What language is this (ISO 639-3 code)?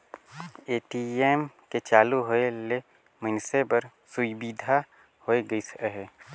hne